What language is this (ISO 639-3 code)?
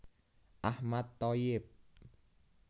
jav